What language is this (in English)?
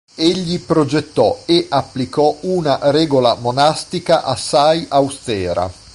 Italian